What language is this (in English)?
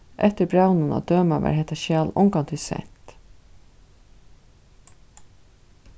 Faroese